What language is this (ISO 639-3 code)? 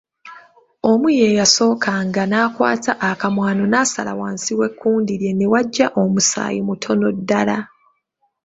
lug